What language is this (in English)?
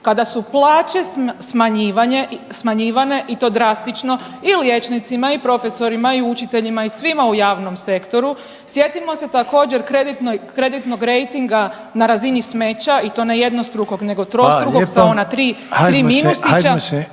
Croatian